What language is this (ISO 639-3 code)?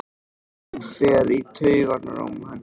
isl